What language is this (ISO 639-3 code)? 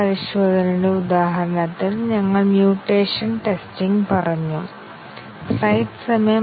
mal